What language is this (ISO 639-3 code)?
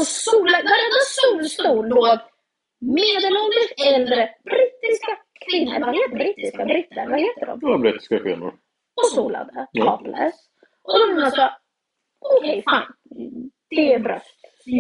swe